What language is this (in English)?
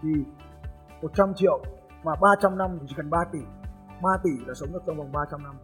Vietnamese